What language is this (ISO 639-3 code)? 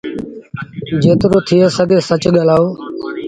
sbn